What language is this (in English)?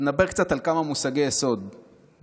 Hebrew